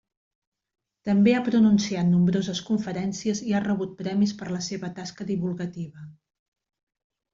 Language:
Catalan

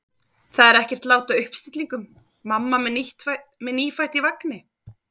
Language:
Icelandic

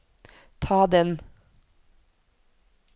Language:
Norwegian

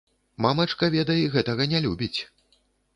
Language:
Belarusian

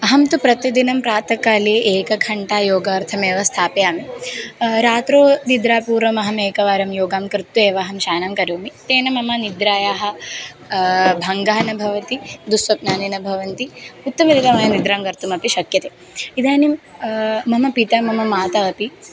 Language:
Sanskrit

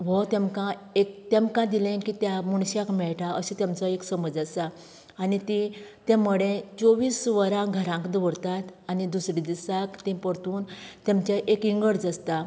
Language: Konkani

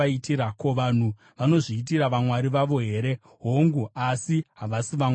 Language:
Shona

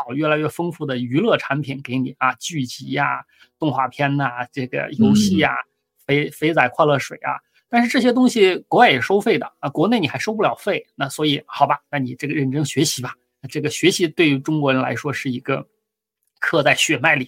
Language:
Chinese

